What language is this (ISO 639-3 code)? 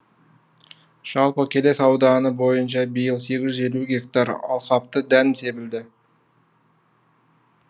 kaz